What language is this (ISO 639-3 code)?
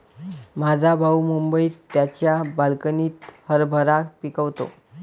mar